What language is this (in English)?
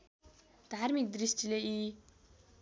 Nepali